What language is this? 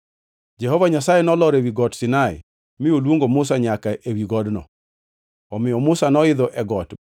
Luo (Kenya and Tanzania)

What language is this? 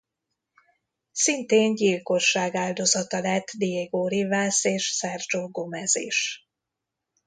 Hungarian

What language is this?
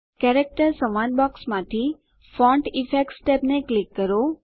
Gujarati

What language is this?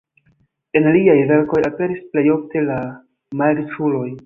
Esperanto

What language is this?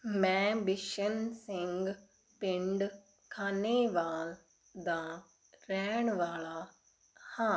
Punjabi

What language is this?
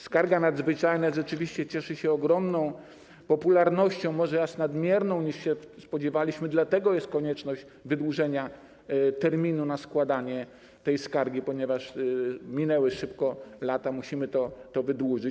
Polish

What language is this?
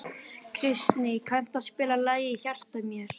Icelandic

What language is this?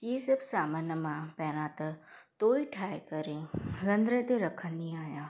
Sindhi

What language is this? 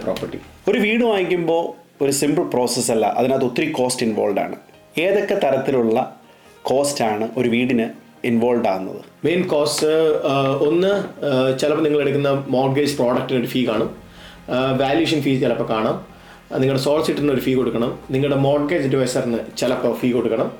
Malayalam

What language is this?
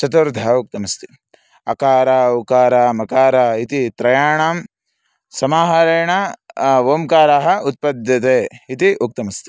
Sanskrit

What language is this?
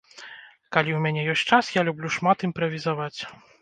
Belarusian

